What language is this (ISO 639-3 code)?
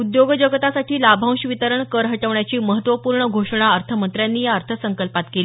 mar